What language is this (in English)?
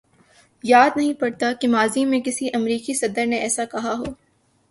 Urdu